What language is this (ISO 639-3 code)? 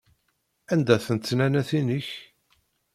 kab